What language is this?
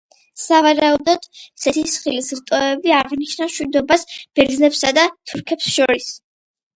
Georgian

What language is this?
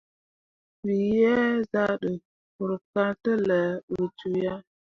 Mundang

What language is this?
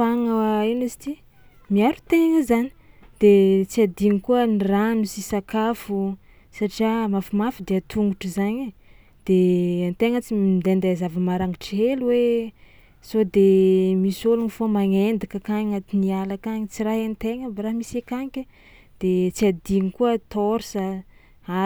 Tsimihety Malagasy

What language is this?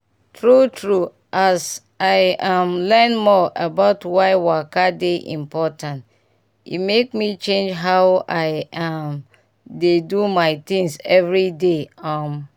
Nigerian Pidgin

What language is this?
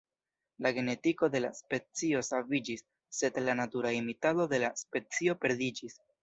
Esperanto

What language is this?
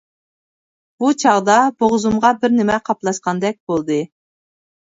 Uyghur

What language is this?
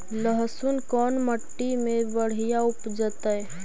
Magahi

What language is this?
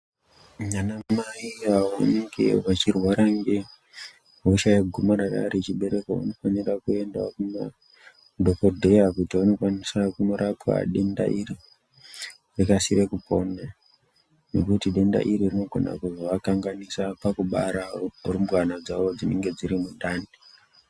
Ndau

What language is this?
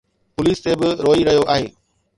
Sindhi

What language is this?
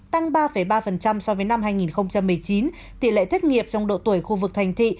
Vietnamese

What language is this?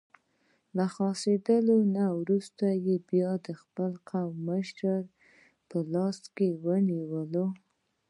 Pashto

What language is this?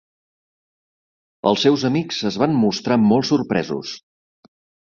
Catalan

